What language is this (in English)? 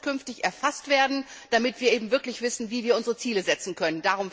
German